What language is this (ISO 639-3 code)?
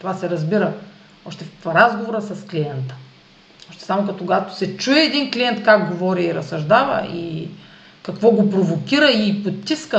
bul